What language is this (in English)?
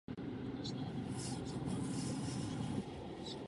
Czech